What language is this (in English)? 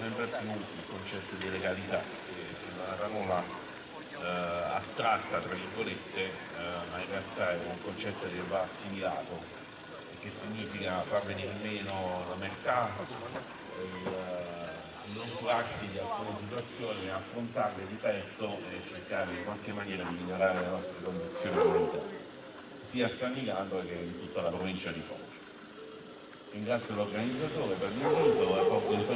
Italian